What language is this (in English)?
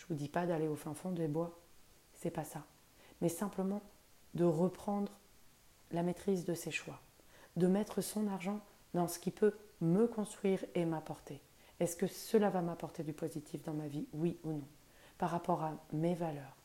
French